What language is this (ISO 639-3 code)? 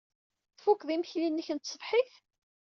kab